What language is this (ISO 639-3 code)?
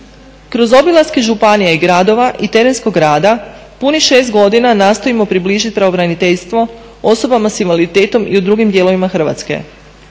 hrv